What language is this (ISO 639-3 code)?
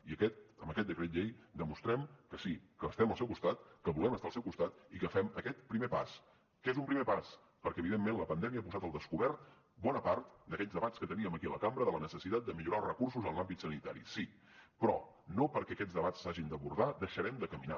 cat